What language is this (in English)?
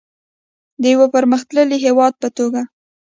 Pashto